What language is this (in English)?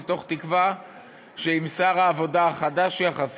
Hebrew